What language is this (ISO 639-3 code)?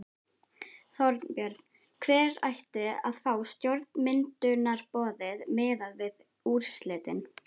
isl